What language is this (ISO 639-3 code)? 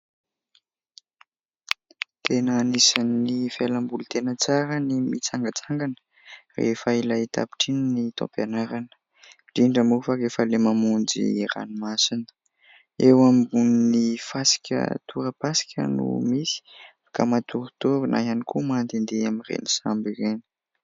mlg